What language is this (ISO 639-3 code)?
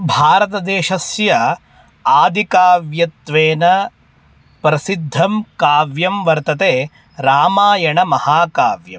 san